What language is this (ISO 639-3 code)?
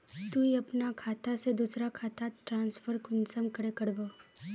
mag